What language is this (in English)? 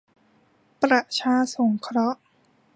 Thai